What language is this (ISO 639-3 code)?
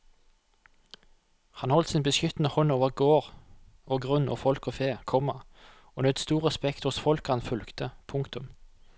nor